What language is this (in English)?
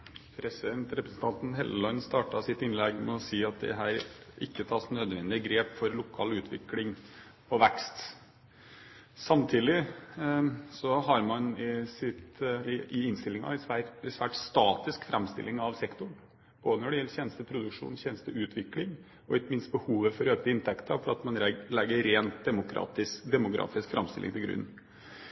Norwegian Bokmål